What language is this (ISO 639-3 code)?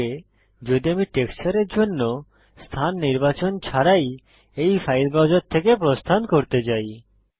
ben